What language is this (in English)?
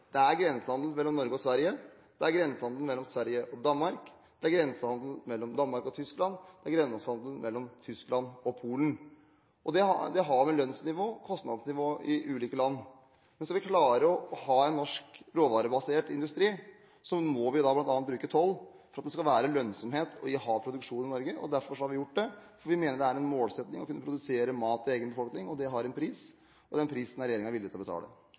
Norwegian Bokmål